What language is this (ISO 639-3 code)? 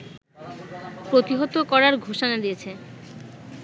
ben